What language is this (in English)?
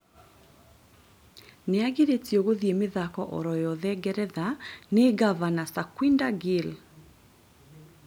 Kikuyu